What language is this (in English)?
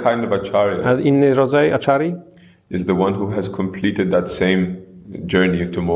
Polish